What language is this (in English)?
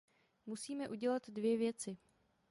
Czech